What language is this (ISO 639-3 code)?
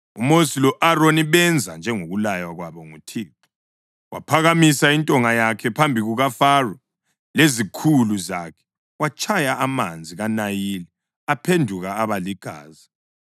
nde